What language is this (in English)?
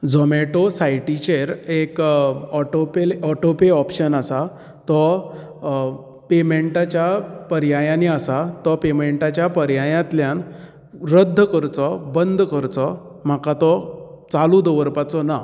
Konkani